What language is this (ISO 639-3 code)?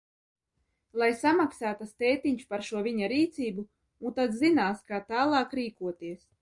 lav